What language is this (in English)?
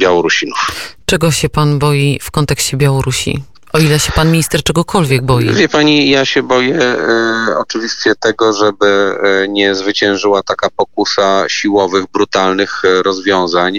Polish